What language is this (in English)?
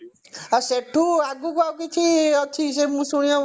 Odia